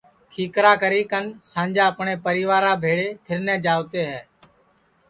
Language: Sansi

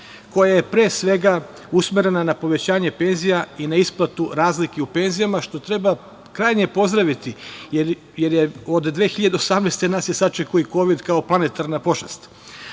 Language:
Serbian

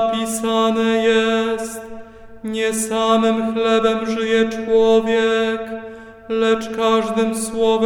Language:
Polish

